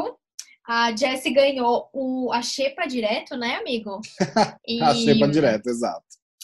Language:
Portuguese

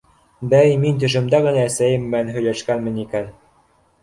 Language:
Bashkir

